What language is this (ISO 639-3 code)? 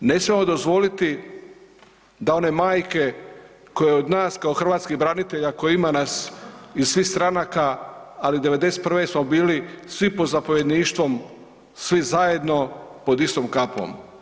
hrv